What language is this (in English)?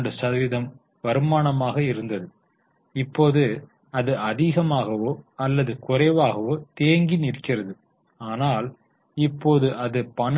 Tamil